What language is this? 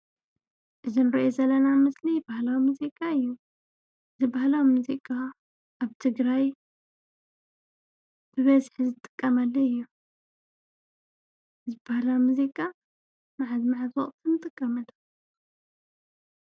Tigrinya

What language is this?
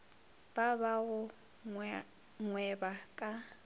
Northern Sotho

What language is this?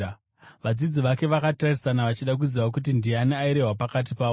Shona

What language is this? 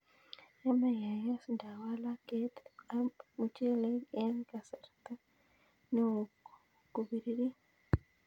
Kalenjin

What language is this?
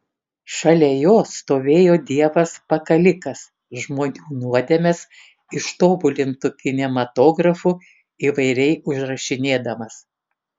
Lithuanian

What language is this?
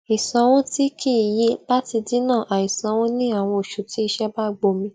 Yoruba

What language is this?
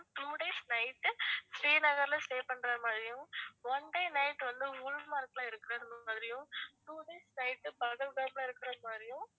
Tamil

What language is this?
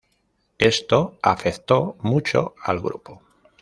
Spanish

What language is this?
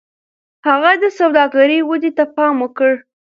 Pashto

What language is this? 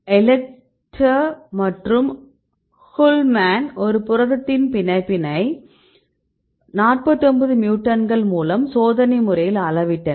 Tamil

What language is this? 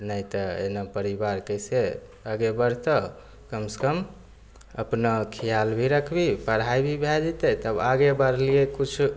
Maithili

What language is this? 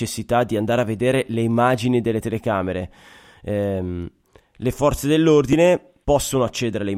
Italian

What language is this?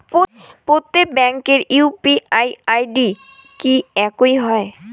Bangla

